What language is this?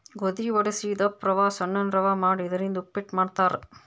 Kannada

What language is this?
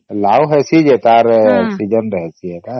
Odia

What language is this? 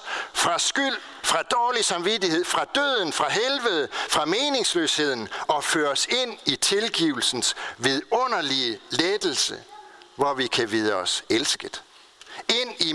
Danish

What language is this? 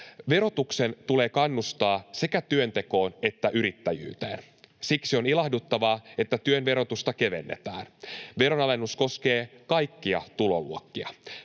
Finnish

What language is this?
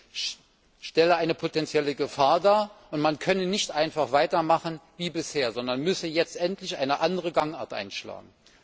German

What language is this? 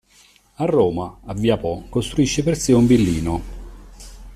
Italian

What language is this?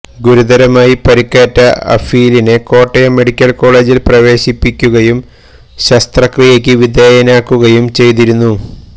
Malayalam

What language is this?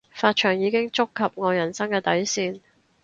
Cantonese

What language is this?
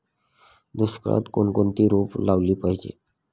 Marathi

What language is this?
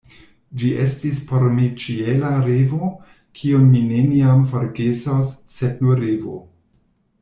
Esperanto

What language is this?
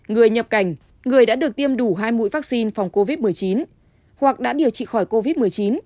Vietnamese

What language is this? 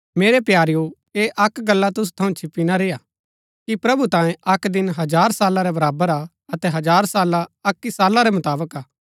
Gaddi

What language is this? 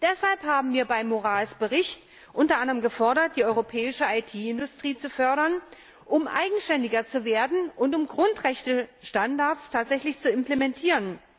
German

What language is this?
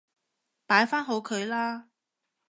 Cantonese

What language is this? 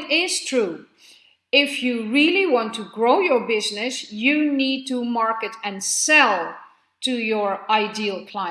English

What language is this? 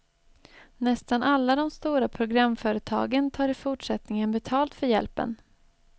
Swedish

